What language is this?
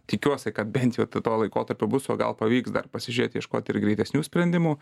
Lithuanian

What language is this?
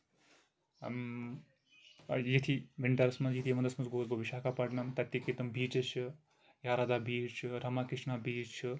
Kashmiri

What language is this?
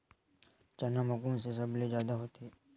Chhattisgarhi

